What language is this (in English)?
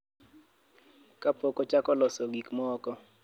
Luo (Kenya and Tanzania)